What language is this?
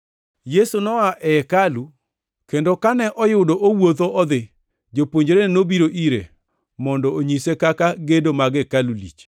Luo (Kenya and Tanzania)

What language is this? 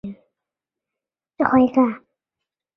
Chinese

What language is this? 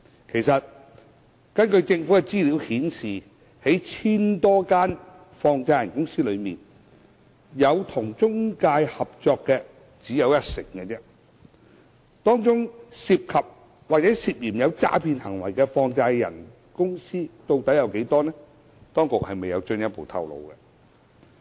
Cantonese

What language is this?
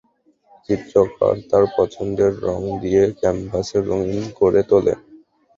Bangla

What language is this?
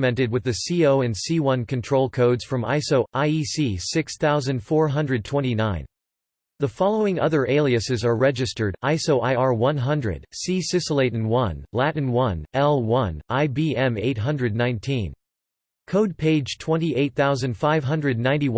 English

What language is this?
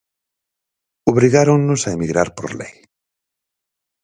Galician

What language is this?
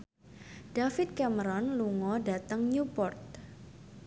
Javanese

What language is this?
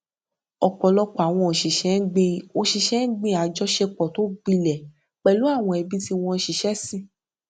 Yoruba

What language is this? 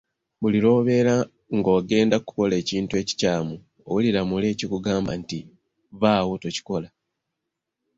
Ganda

